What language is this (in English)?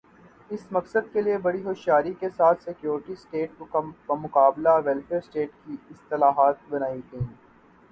Urdu